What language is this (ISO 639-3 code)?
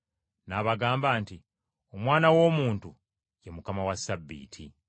lug